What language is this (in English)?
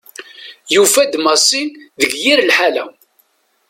Kabyle